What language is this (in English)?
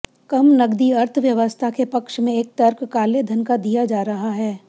Hindi